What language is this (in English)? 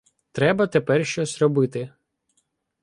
Ukrainian